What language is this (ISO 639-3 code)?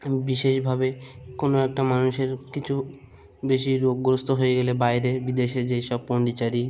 ben